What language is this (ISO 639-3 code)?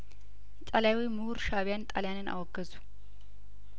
amh